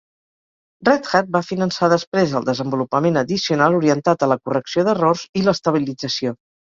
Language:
Catalan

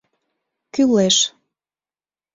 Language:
Mari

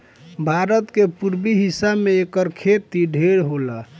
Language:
Bhojpuri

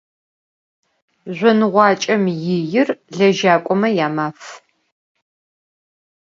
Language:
Adyghe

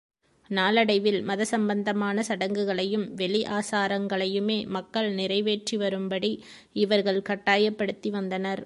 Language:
Tamil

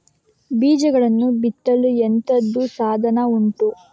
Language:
Kannada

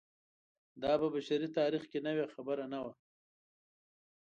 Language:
Pashto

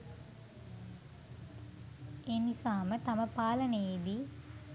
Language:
Sinhala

